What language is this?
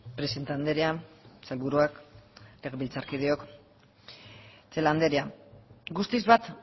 Basque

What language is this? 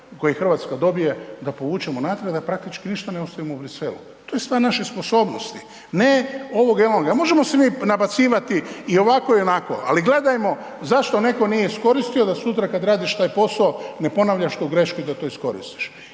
Croatian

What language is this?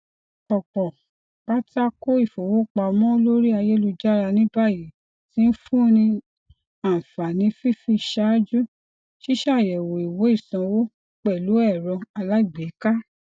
Yoruba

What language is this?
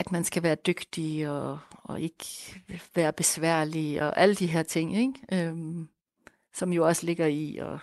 Danish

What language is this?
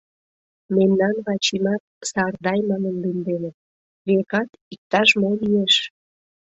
Mari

